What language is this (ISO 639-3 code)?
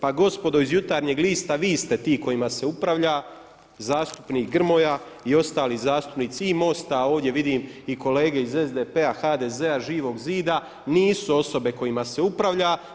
hrv